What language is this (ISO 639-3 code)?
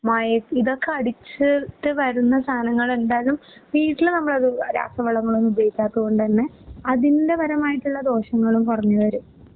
mal